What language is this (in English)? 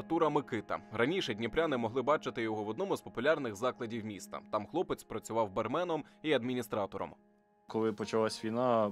Ukrainian